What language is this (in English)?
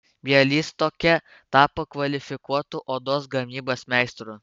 Lithuanian